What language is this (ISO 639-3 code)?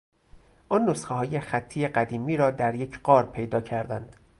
fas